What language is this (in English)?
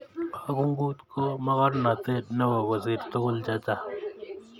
Kalenjin